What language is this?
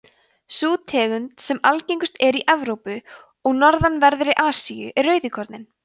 Icelandic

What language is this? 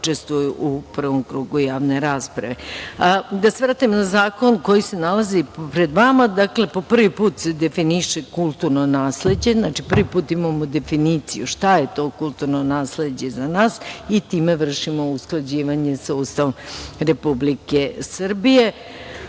Serbian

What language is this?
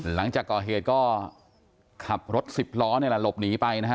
Thai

